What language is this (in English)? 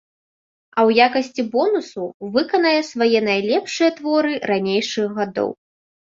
Belarusian